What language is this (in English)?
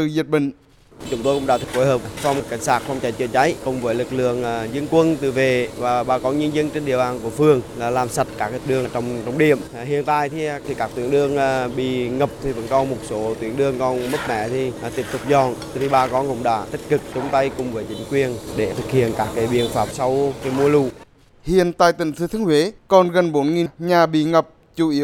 Vietnamese